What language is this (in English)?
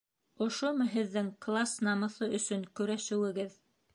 Bashkir